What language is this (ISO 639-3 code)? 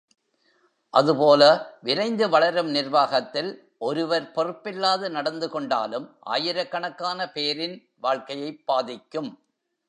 tam